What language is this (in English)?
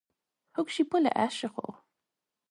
Irish